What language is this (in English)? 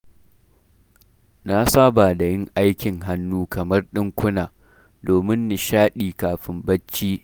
Hausa